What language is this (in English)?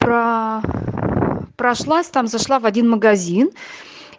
Russian